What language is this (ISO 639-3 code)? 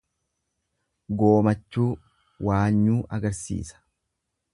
orm